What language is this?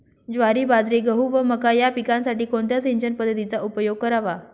Marathi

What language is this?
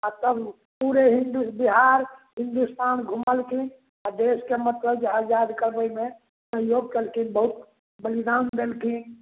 Maithili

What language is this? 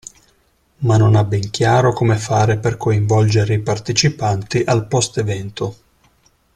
Italian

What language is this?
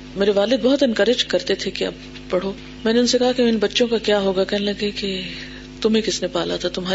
Urdu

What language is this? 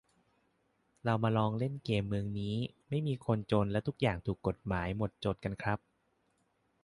Thai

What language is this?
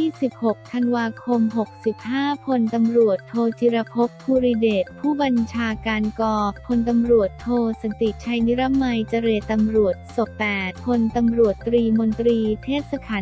Thai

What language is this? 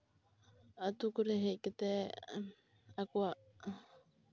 Santali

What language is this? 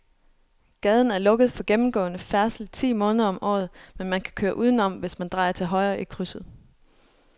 Danish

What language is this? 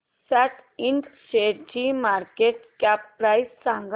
Marathi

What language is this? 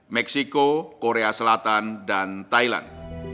Indonesian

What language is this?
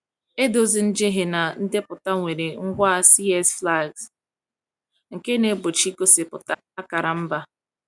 Igbo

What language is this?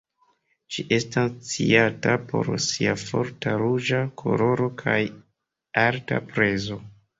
Esperanto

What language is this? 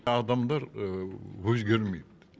Kazakh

